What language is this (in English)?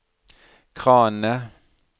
Norwegian